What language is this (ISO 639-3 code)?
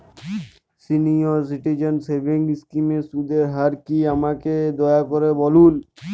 ben